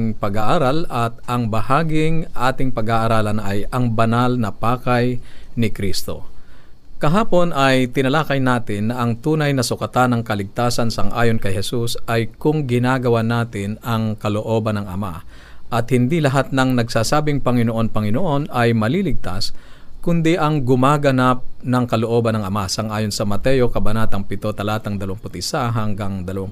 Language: Filipino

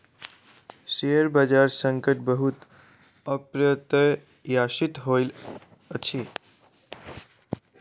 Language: Maithili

